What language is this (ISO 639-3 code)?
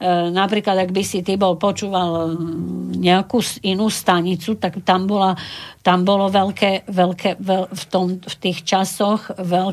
slk